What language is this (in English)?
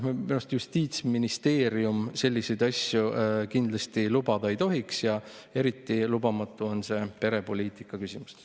Estonian